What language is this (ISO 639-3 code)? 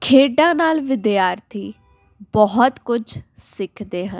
pan